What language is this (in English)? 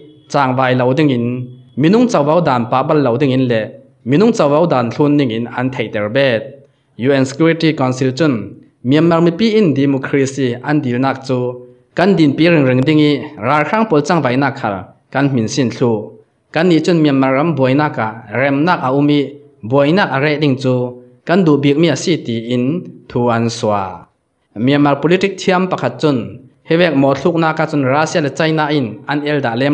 Thai